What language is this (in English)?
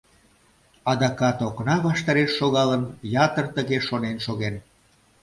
Mari